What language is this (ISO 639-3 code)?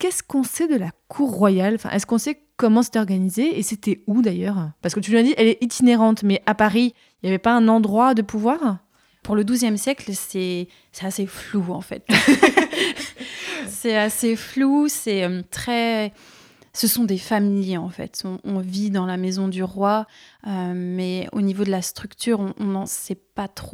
fra